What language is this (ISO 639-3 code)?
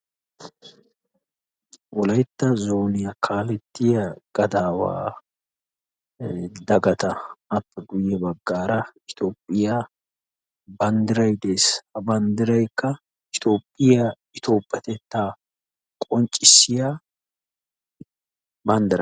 wal